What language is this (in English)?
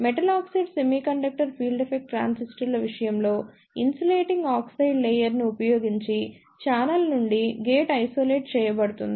Telugu